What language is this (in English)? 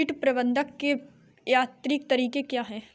Hindi